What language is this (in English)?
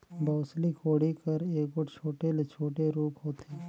Chhattisgarhi